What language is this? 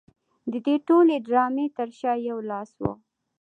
Pashto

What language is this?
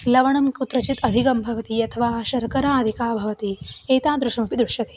Sanskrit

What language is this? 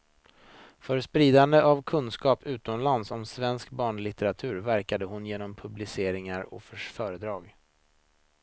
Swedish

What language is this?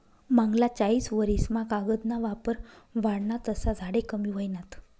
Marathi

